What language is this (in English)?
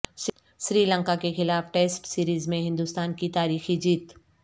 Urdu